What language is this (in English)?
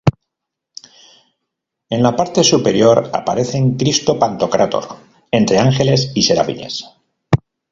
Spanish